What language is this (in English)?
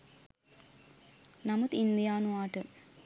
Sinhala